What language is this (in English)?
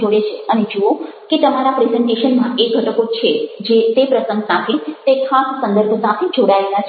Gujarati